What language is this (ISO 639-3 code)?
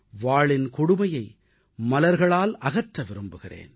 tam